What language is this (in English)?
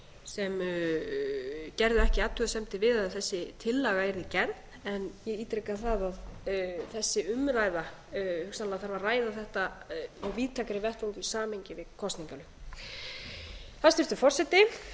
Icelandic